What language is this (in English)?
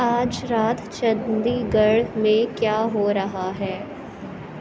Urdu